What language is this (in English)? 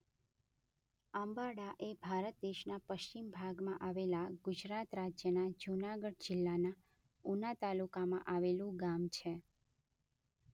Gujarati